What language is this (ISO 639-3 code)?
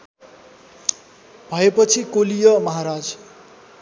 nep